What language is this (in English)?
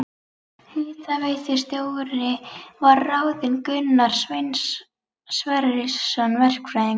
Icelandic